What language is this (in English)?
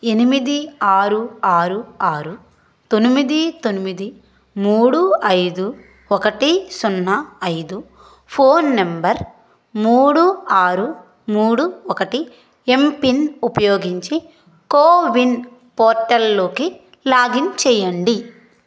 Telugu